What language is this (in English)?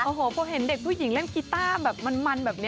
Thai